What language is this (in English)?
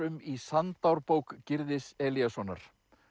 Icelandic